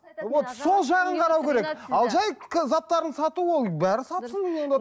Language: Kazakh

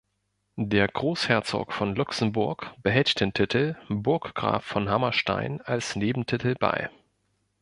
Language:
German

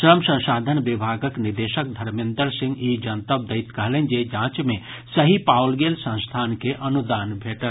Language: Maithili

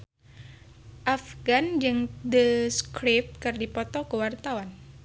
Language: Sundanese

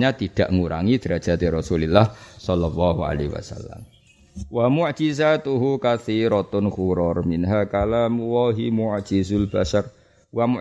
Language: Malay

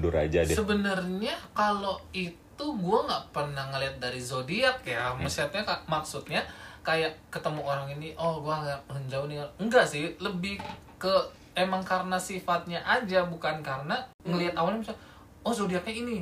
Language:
Indonesian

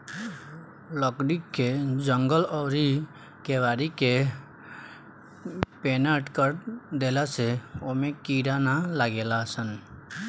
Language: Bhojpuri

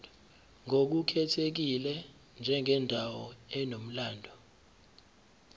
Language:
Zulu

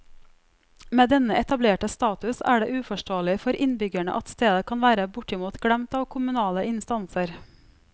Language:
Norwegian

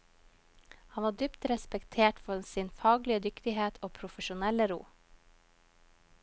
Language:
Norwegian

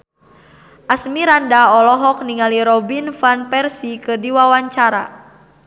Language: Sundanese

